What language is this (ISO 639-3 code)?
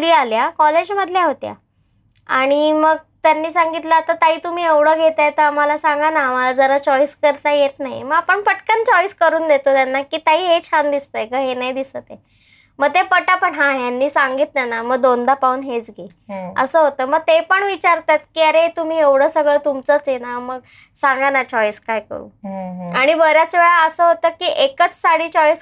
mar